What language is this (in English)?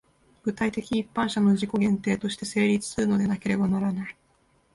Japanese